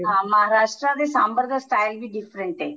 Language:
Punjabi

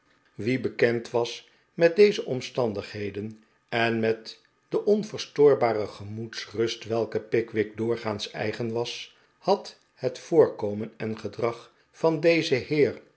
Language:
Dutch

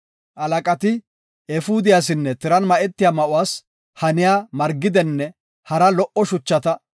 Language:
Gofa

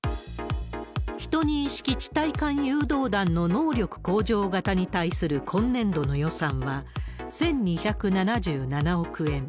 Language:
Japanese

